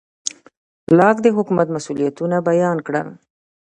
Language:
Pashto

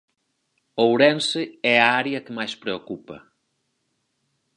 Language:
Galician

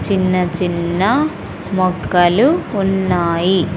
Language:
Telugu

